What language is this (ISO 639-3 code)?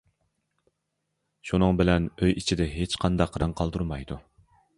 uig